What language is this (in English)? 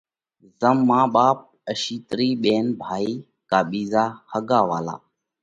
Parkari Koli